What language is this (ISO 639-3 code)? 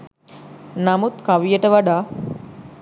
sin